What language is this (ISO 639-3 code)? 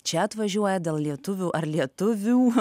lit